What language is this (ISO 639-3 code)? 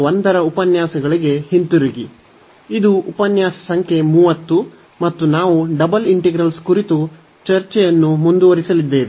kan